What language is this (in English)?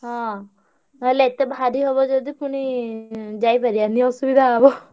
Odia